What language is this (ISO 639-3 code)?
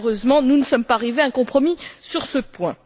fra